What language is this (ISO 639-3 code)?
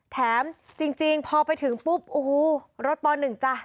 tha